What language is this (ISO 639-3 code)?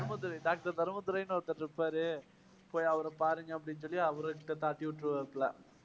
tam